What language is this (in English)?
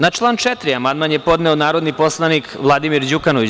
Serbian